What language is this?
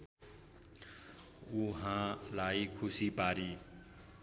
Nepali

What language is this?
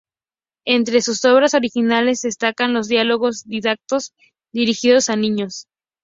Spanish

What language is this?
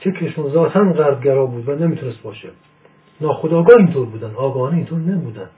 Persian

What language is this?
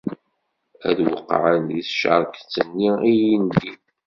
Kabyle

